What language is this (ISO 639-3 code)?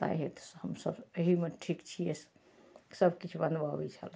mai